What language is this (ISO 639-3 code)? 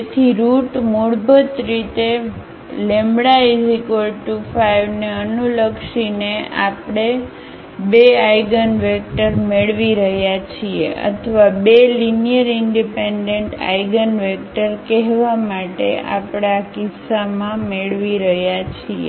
guj